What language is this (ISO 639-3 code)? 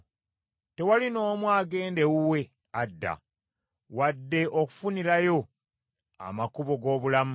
lug